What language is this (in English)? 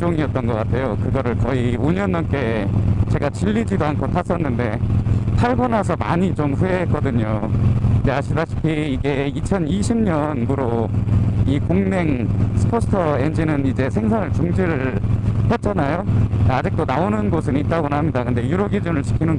Korean